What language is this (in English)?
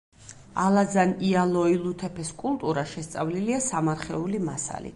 Georgian